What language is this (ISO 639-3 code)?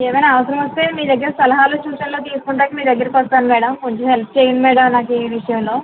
tel